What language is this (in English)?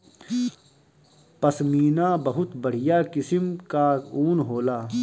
Bhojpuri